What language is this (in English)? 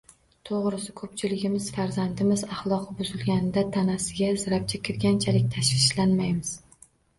Uzbek